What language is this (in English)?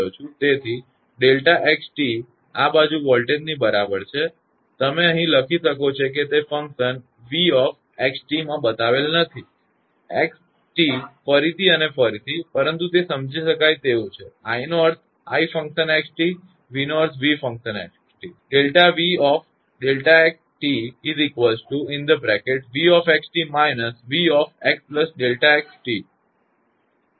Gujarati